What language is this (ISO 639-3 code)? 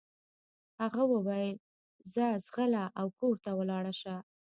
pus